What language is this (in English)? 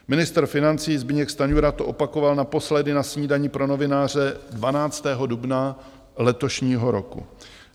Czech